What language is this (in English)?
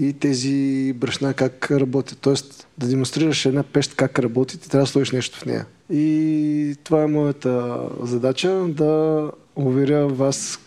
Bulgarian